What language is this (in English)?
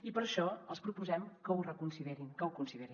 Catalan